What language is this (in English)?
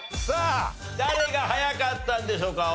Japanese